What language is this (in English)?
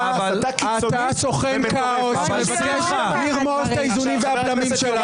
Hebrew